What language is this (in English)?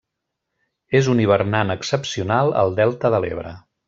Catalan